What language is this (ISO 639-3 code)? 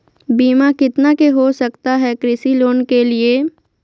mag